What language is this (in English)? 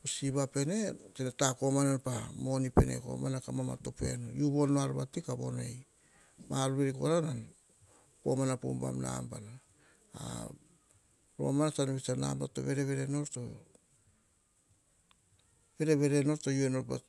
Hahon